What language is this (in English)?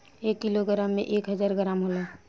Bhojpuri